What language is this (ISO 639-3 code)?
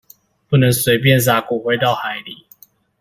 zho